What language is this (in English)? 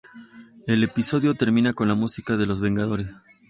Spanish